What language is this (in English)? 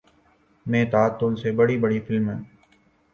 Urdu